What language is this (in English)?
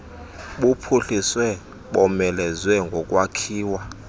Xhosa